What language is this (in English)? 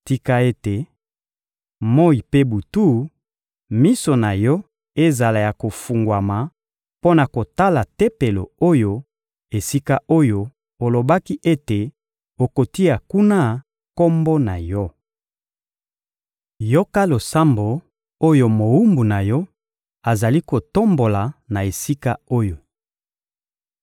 Lingala